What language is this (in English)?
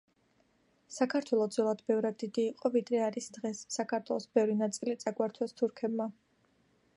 Georgian